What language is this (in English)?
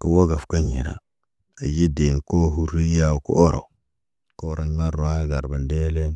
Naba